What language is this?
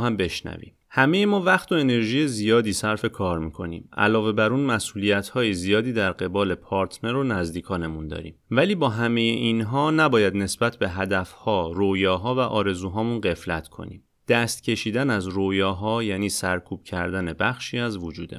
Persian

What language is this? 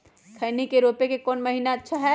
Magahi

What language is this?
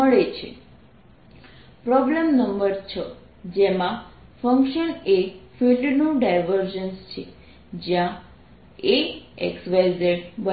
Gujarati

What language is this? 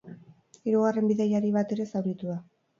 Basque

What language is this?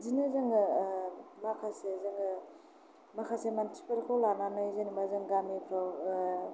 Bodo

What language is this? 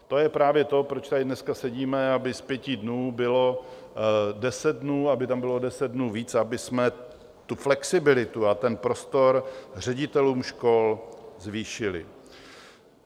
Czech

